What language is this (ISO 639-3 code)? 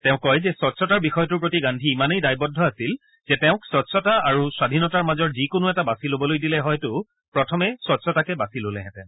asm